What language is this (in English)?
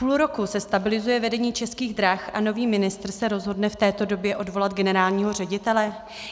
Czech